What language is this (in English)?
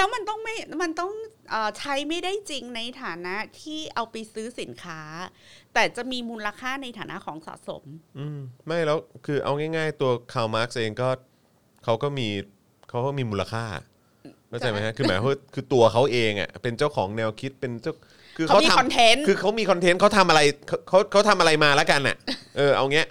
Thai